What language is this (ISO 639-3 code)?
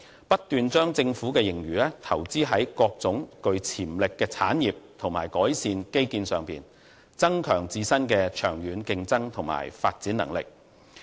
yue